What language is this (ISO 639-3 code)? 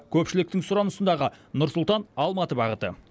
kaz